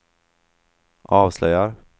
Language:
Swedish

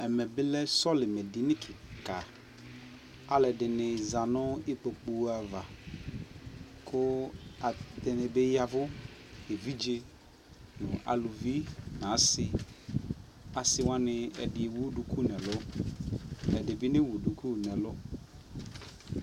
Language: Ikposo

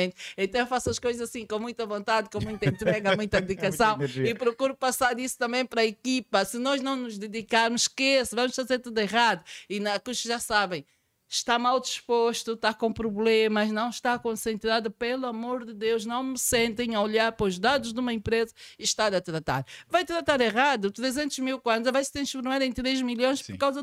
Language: Portuguese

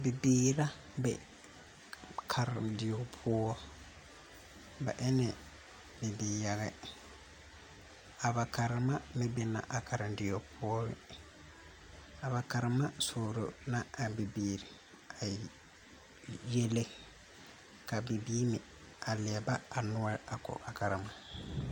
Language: Southern Dagaare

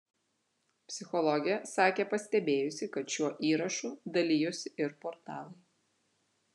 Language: Lithuanian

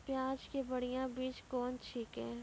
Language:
Maithili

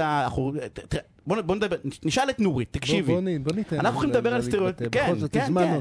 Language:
Hebrew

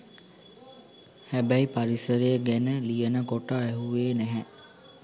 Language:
Sinhala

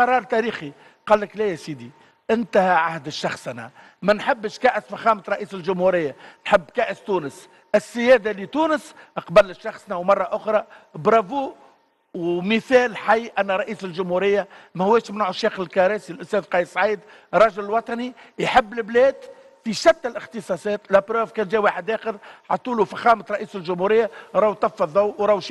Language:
Arabic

